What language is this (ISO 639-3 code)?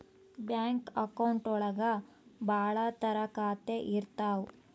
kan